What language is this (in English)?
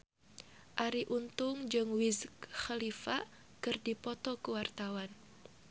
Sundanese